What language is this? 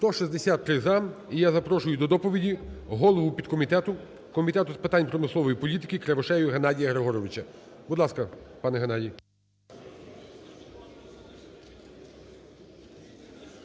Ukrainian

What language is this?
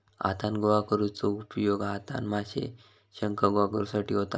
Marathi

